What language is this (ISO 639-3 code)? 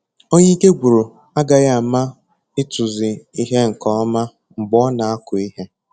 ibo